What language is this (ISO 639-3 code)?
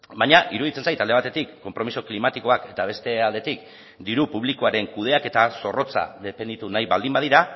eus